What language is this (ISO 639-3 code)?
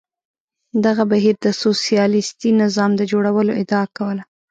pus